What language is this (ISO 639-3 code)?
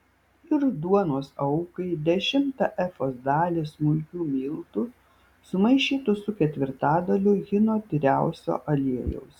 lit